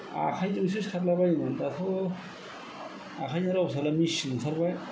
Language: Bodo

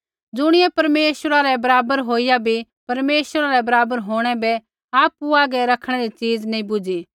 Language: Kullu Pahari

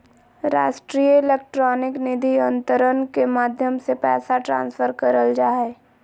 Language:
Magahi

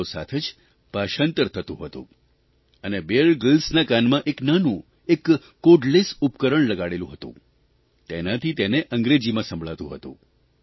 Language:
Gujarati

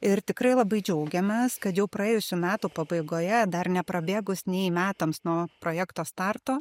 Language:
Lithuanian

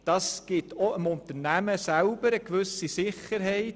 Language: Swiss German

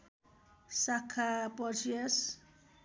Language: Nepali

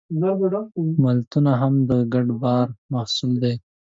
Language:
Pashto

